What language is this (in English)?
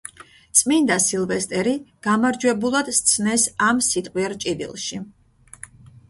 Georgian